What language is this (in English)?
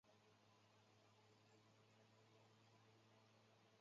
Chinese